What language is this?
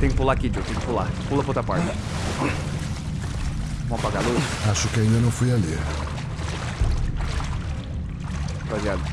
Portuguese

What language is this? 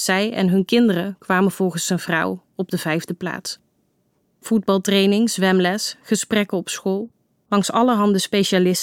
Dutch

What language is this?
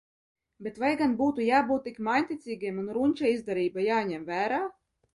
Latvian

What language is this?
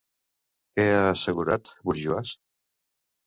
Catalan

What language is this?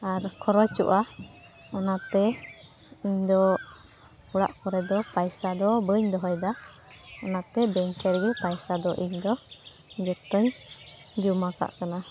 Santali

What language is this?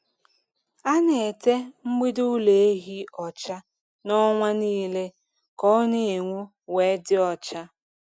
Igbo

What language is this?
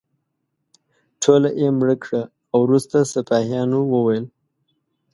Pashto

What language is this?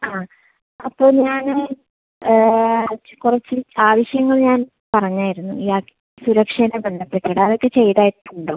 Malayalam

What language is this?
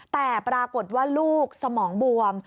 Thai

